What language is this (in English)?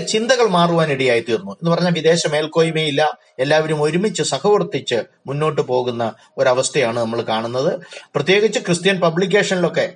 Malayalam